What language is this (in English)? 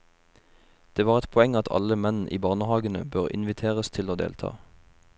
Norwegian